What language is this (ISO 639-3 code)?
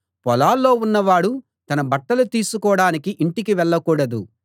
tel